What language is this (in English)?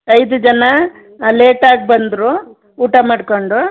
Kannada